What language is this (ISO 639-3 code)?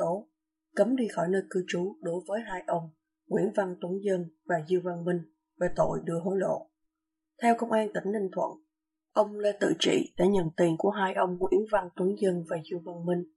vie